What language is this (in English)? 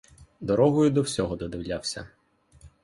Ukrainian